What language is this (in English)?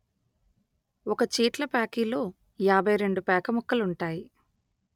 Telugu